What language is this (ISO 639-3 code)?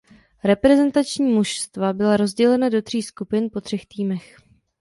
ces